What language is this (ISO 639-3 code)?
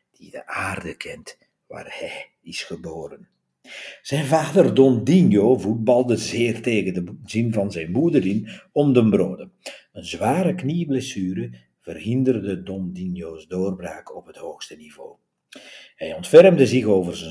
nld